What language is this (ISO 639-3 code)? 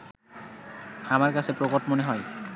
ben